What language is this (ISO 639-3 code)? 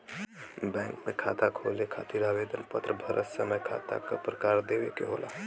bho